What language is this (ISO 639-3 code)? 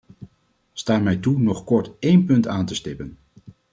nld